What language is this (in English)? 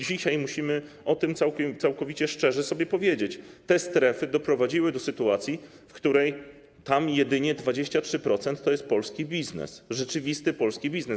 Polish